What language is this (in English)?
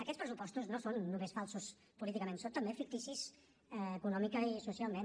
Catalan